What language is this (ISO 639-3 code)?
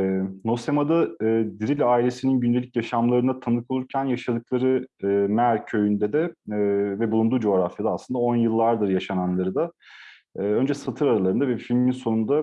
tur